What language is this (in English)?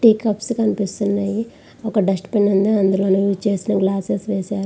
Telugu